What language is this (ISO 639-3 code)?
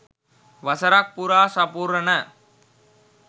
sin